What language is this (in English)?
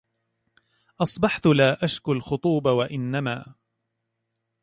Arabic